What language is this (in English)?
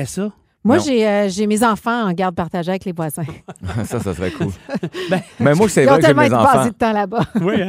French